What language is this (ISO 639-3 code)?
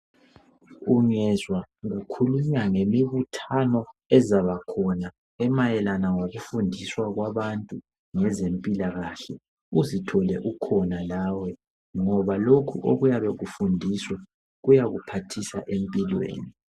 nde